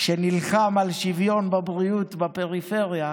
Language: Hebrew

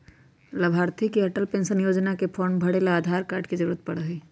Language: Magahi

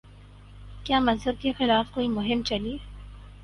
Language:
Urdu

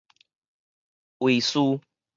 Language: Min Nan Chinese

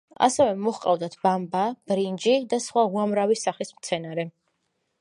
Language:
Georgian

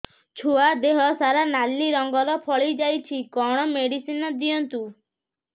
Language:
Odia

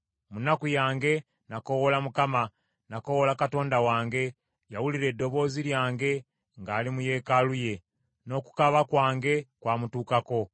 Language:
Ganda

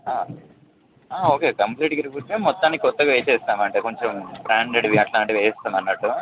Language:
Telugu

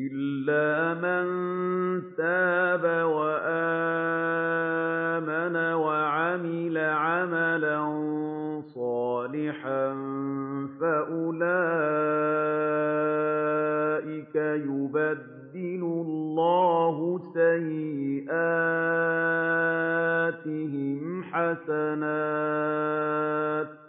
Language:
Arabic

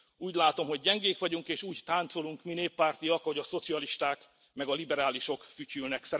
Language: Hungarian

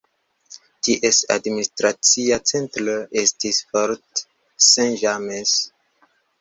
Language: Esperanto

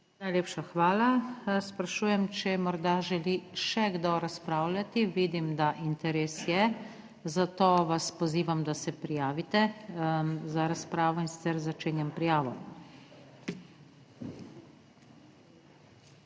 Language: Slovenian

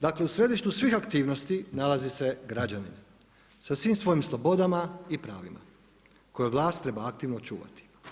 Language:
Croatian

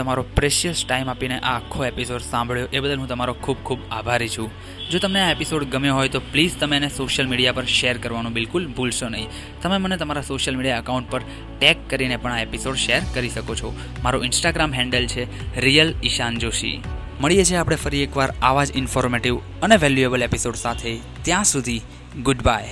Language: Gujarati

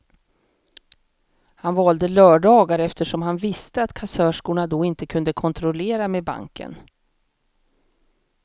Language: Swedish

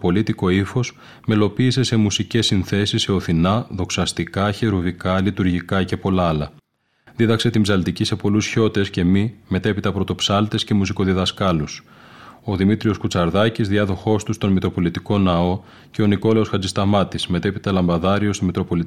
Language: Greek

